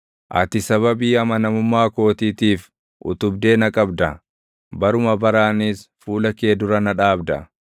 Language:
Oromo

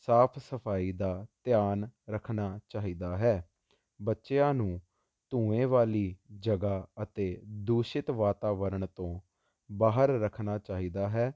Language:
Punjabi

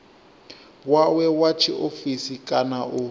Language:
Venda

